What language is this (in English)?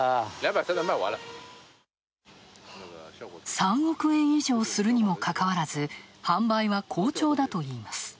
Japanese